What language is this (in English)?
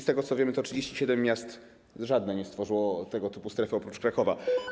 Polish